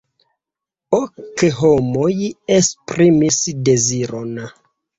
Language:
Esperanto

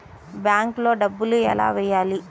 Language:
Telugu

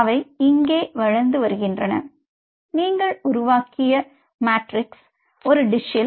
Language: Tamil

